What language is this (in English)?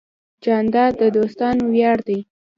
Pashto